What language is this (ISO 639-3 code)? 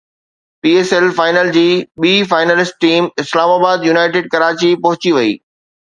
snd